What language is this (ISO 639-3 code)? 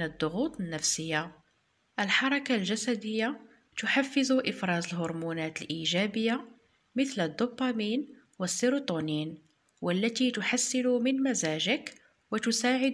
ara